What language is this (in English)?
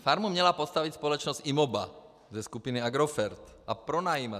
Czech